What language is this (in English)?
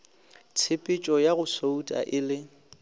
Northern Sotho